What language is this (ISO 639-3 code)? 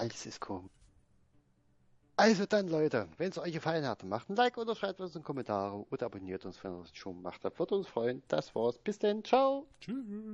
deu